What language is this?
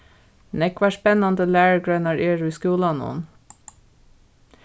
Faroese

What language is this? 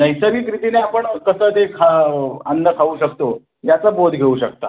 Marathi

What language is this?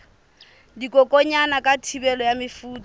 Southern Sotho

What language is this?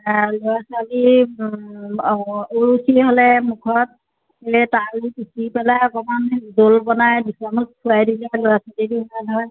Assamese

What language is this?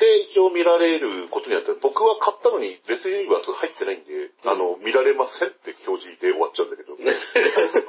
Japanese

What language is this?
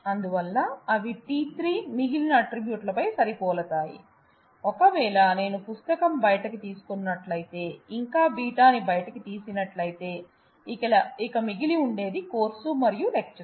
Telugu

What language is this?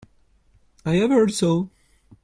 English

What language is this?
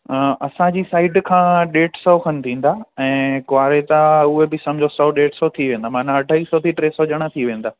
Sindhi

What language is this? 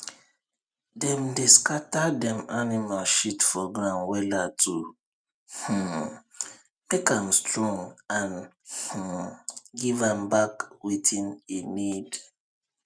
Nigerian Pidgin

